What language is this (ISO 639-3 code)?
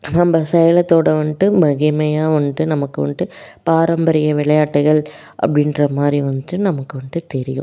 tam